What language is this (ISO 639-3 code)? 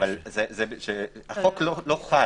heb